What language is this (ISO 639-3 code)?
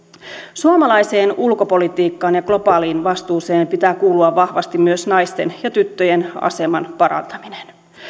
fin